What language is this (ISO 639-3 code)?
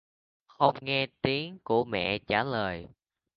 vie